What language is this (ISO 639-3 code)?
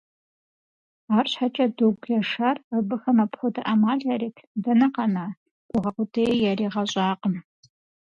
kbd